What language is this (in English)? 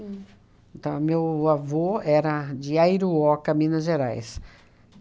Portuguese